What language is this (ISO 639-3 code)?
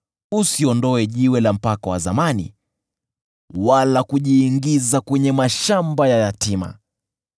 swa